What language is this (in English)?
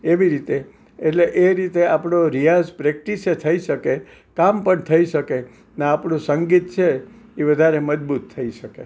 Gujarati